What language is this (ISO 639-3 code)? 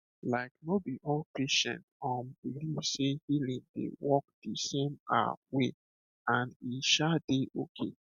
pcm